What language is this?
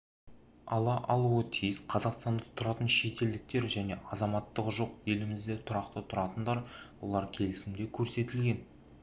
Kazakh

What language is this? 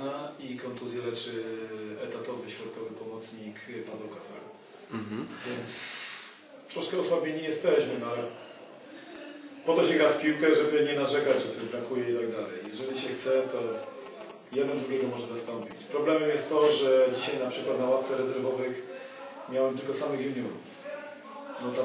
Polish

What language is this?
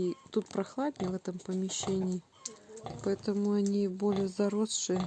Russian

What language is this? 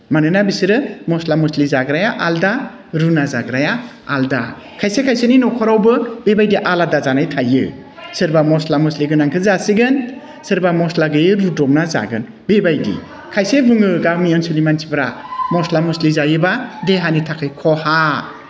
Bodo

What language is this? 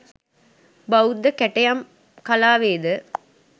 Sinhala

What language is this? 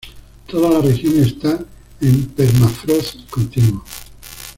Spanish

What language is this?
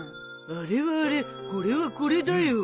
Japanese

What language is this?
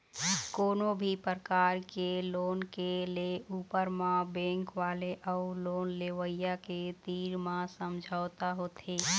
Chhattisgarhi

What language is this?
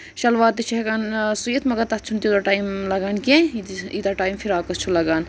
Kashmiri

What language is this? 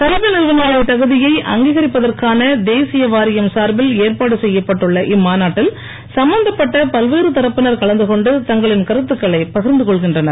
Tamil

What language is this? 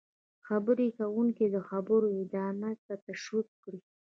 Pashto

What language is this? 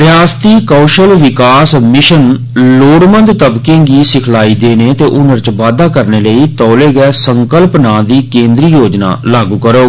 Dogri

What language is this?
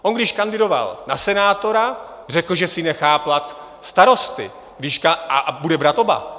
Czech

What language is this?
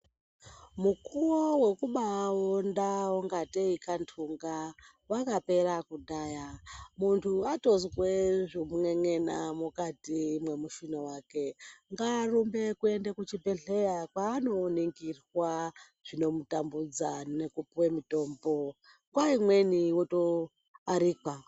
Ndau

